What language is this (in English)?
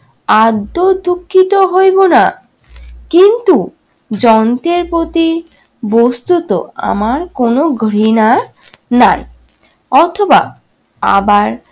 Bangla